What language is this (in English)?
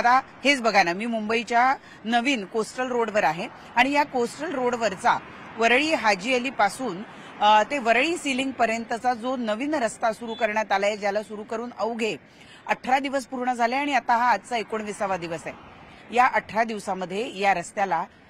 Marathi